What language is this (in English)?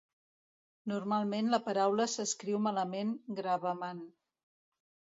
Catalan